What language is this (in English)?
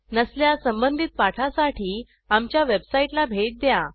Marathi